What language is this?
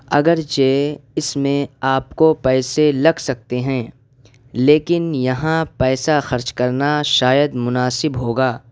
Urdu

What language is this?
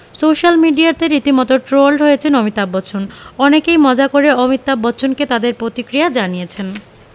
Bangla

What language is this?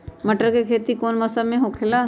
Magahi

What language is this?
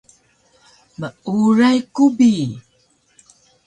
Taroko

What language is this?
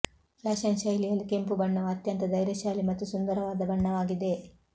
Kannada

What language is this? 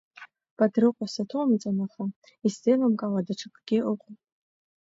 Abkhazian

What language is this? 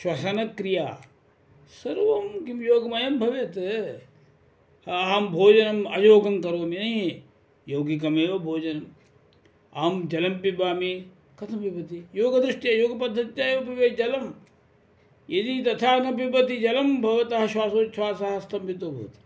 Sanskrit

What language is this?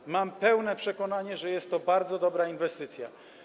Polish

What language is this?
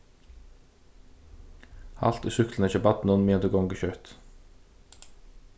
Faroese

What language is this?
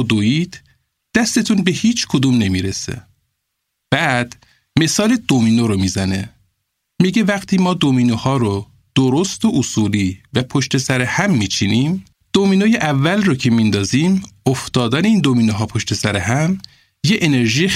Persian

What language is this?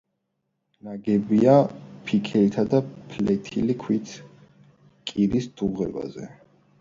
Georgian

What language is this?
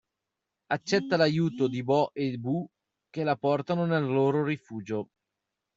Italian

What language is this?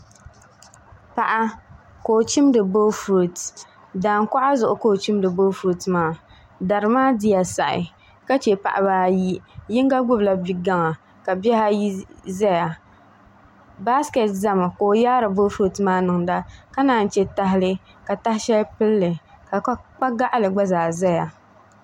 Dagbani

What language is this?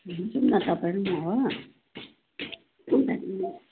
Nepali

